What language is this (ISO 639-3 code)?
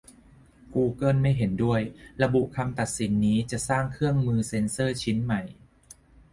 tha